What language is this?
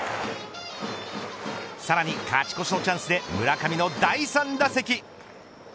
Japanese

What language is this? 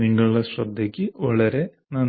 Malayalam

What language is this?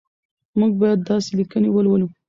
Pashto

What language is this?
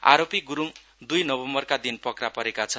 Nepali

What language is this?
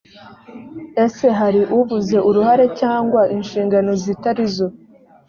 Kinyarwanda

